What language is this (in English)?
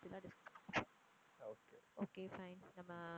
Tamil